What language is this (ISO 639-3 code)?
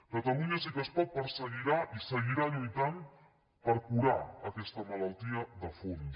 cat